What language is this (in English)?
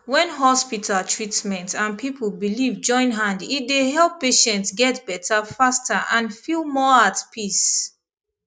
Nigerian Pidgin